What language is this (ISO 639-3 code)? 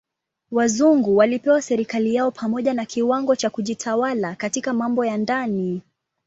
swa